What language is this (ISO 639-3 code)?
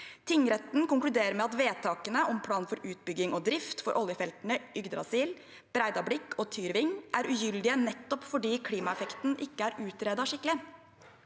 nor